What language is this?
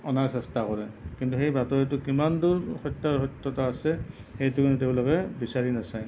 Assamese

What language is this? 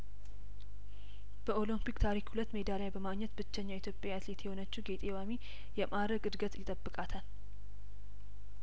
Amharic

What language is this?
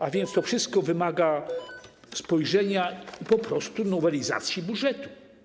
Polish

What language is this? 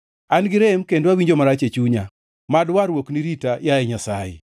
Luo (Kenya and Tanzania)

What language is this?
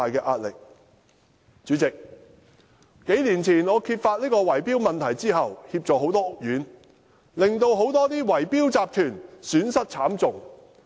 Cantonese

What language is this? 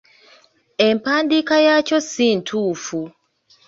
Ganda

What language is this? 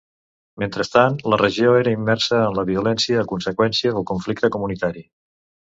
Catalan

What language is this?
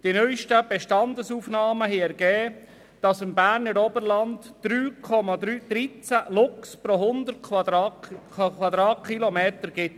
Swiss German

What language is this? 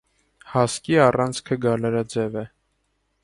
Armenian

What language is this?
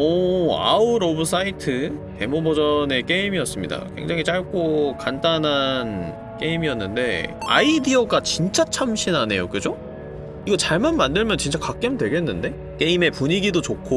Korean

